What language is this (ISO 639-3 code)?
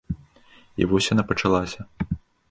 bel